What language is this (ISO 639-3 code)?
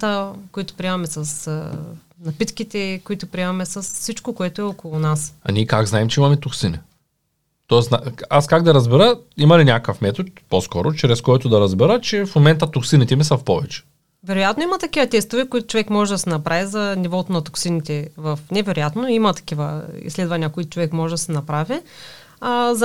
bul